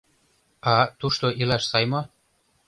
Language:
Mari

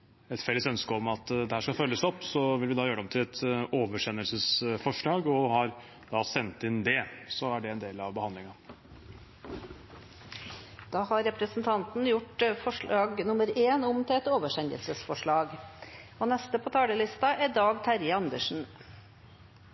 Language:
Norwegian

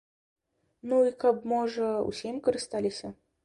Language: Belarusian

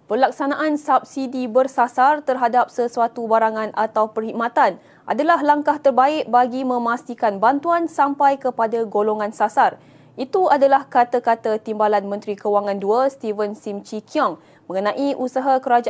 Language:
Malay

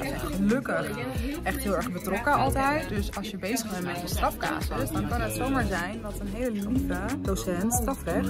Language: Dutch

